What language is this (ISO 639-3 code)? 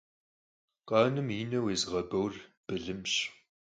kbd